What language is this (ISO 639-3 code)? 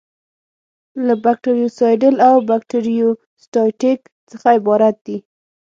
pus